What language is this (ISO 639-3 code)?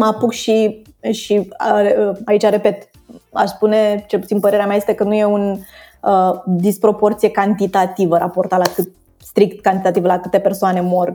ron